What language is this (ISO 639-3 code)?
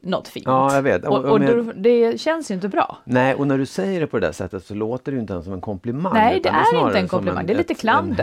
swe